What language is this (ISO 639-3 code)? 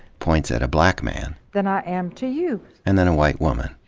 eng